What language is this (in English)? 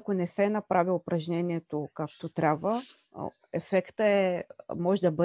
Bulgarian